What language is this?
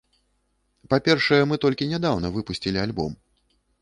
Belarusian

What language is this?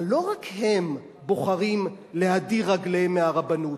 Hebrew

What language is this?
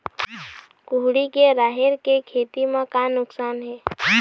Chhattisgarhi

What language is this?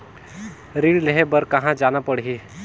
Chhattisgarhi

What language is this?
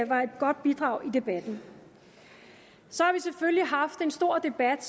Danish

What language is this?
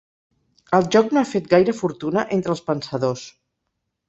Catalan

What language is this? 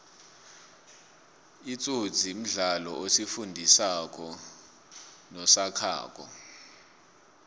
South Ndebele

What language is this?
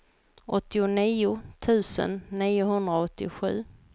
Swedish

